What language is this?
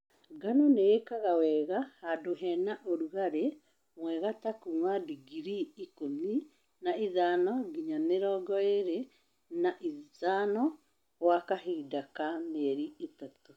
Kikuyu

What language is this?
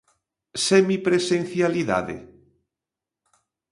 Galician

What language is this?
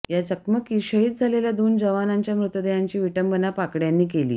Marathi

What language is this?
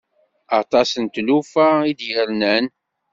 Kabyle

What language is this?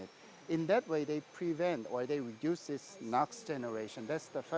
Indonesian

